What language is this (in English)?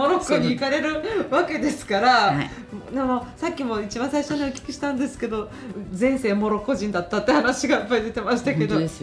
Japanese